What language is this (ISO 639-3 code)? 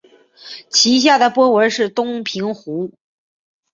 zho